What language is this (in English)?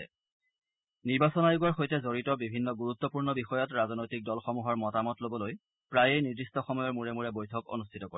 Assamese